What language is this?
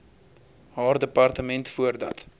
Afrikaans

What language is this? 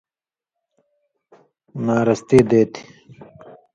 Indus Kohistani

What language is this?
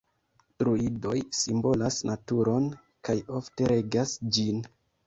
Esperanto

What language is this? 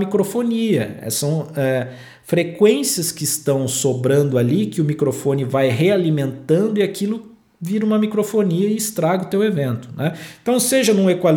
Portuguese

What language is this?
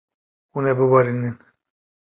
Kurdish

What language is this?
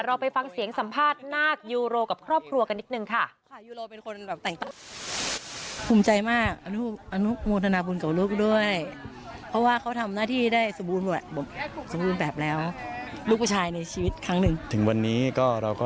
Thai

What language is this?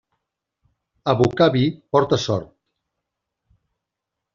Catalan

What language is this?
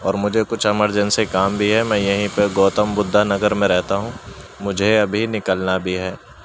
Urdu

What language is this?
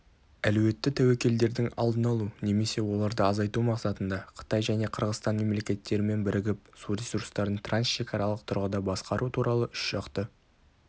Kazakh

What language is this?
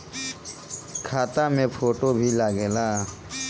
Bhojpuri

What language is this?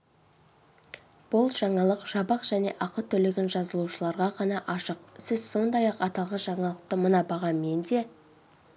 Kazakh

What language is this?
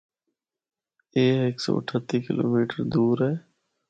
Northern Hindko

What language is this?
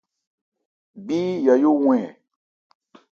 Ebrié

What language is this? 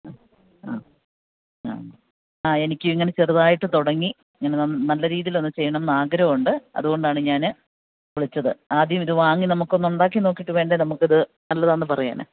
Malayalam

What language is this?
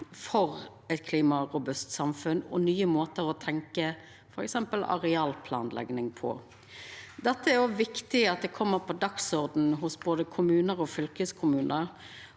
Norwegian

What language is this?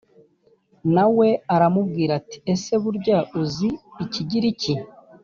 Kinyarwanda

